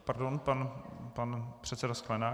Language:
Czech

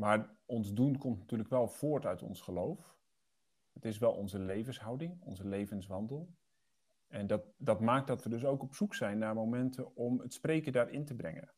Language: Dutch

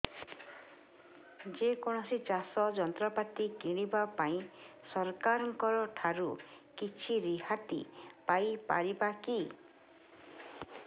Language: Odia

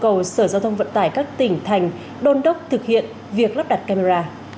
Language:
Vietnamese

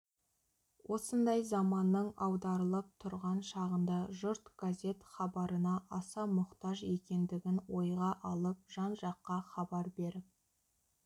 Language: Kazakh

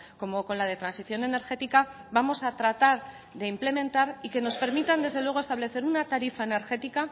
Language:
Spanish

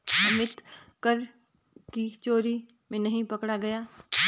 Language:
Hindi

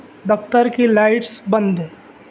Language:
Urdu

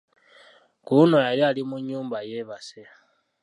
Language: Ganda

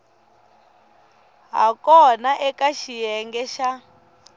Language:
Tsonga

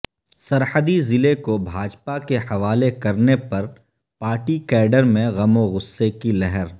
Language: Urdu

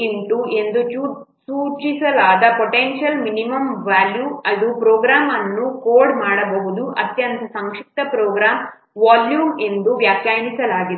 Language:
Kannada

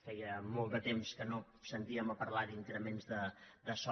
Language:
Catalan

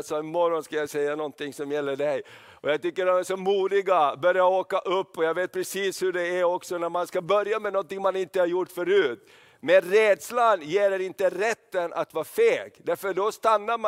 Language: Swedish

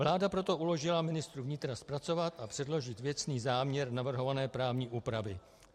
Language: Czech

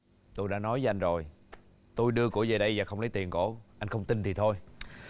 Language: Vietnamese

